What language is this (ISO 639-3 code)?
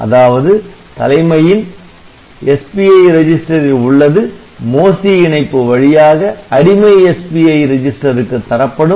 tam